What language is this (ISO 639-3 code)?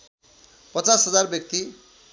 nep